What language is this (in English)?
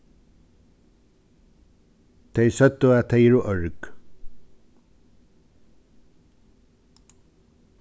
Faroese